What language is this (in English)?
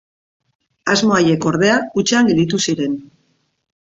Basque